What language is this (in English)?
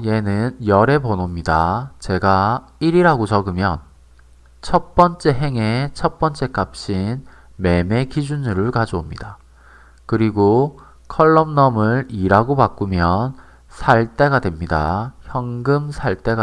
Korean